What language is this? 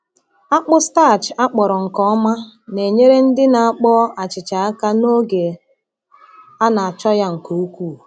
Igbo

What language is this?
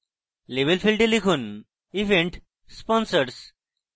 Bangla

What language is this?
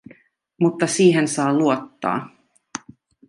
Finnish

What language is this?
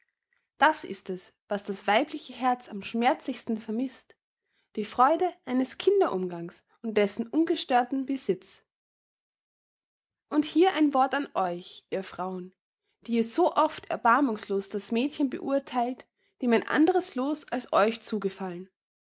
German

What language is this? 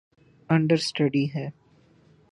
Urdu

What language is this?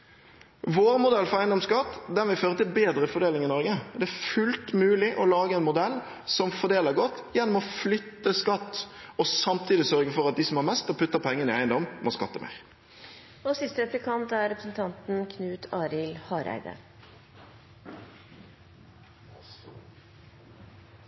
Norwegian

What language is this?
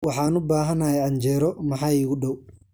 Somali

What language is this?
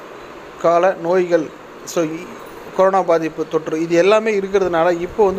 English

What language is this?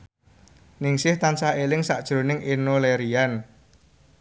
Javanese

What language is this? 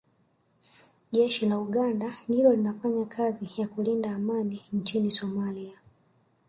Swahili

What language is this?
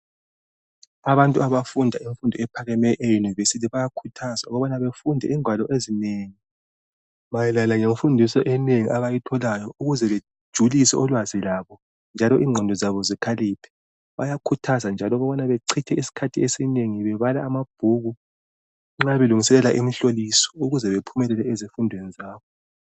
North Ndebele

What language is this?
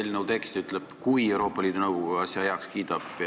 Estonian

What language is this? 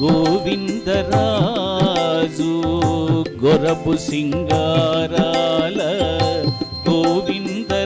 Romanian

